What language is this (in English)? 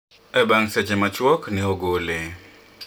Luo (Kenya and Tanzania)